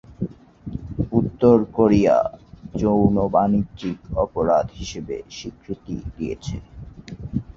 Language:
Bangla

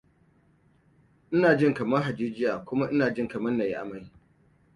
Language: Hausa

